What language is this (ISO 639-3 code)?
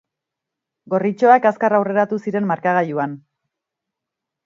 eus